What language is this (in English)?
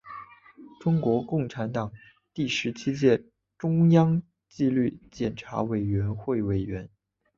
Chinese